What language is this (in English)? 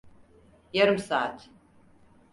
Turkish